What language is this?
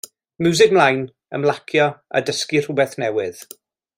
Welsh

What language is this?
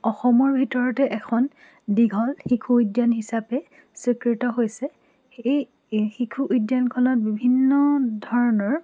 Assamese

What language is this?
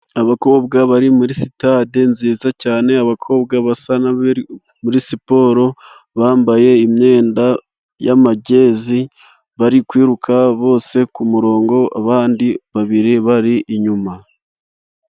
Kinyarwanda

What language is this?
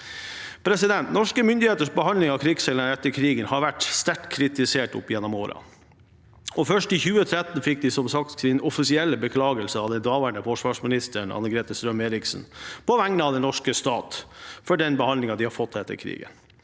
Norwegian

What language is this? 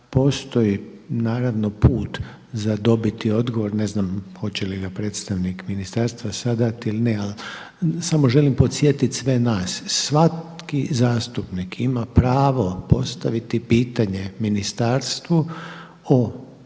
Croatian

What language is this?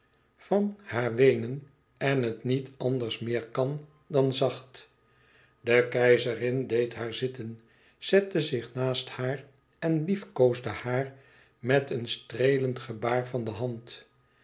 Dutch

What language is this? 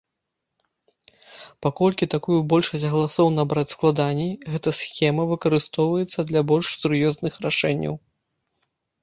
Belarusian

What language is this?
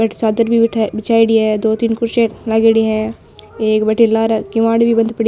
Marwari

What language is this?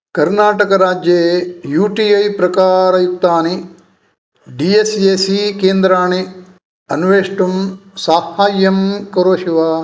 Sanskrit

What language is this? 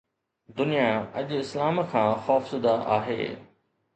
Sindhi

